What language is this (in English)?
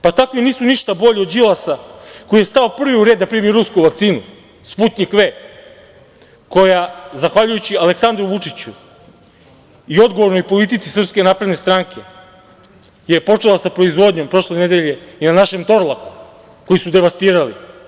Serbian